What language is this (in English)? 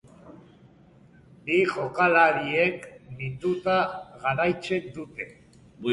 Basque